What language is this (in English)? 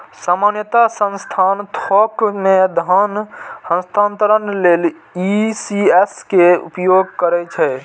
Maithili